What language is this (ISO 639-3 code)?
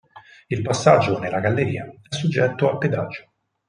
ita